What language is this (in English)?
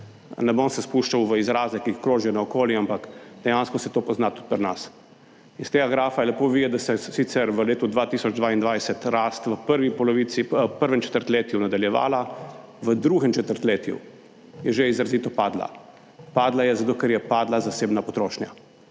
Slovenian